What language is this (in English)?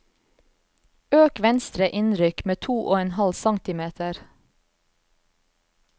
Norwegian